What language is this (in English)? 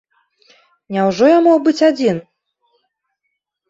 Belarusian